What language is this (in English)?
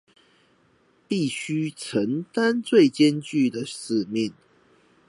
Chinese